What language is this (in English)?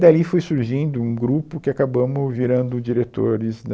Portuguese